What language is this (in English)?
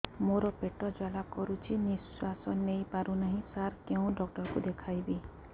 Odia